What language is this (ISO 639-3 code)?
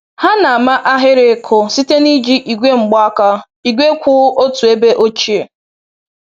ibo